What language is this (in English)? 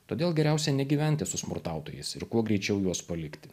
Lithuanian